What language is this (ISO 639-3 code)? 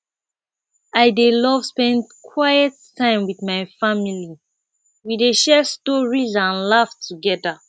pcm